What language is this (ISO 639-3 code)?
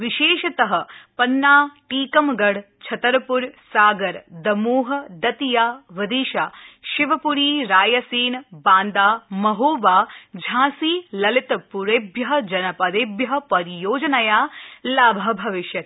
san